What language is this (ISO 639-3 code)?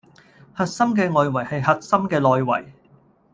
yue